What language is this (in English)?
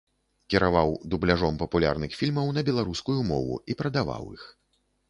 Belarusian